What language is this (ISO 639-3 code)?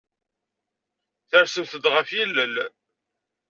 kab